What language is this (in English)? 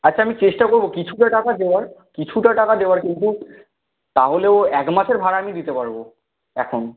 Bangla